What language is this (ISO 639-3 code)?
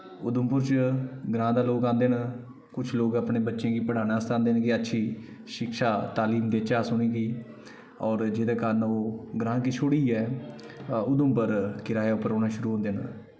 doi